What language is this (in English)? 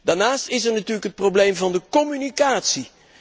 Dutch